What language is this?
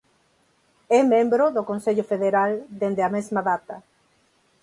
Galician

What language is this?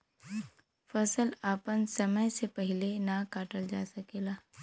Bhojpuri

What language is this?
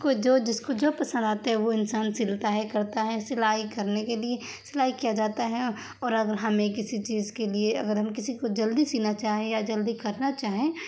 Urdu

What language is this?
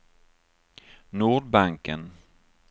Swedish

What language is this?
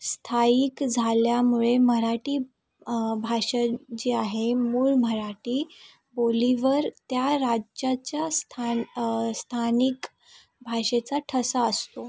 Marathi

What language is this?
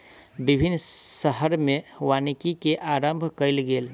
Maithili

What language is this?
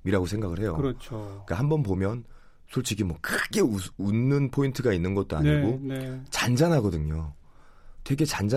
Korean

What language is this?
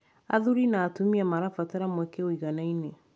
Kikuyu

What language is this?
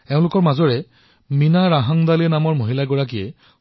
Assamese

